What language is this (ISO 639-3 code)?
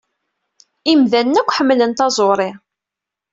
kab